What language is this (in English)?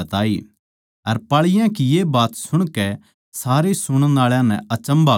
Haryanvi